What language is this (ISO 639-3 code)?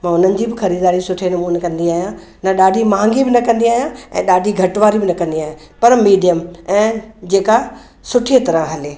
snd